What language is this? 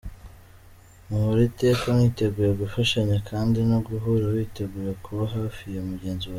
Kinyarwanda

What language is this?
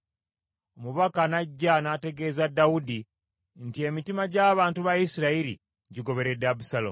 Ganda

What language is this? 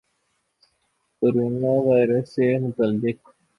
Urdu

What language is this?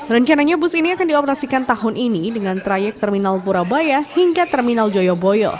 Indonesian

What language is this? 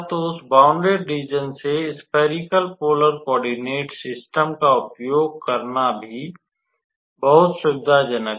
Hindi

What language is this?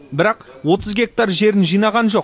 Kazakh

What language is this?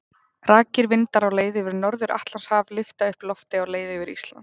Icelandic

